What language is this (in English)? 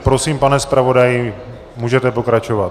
Czech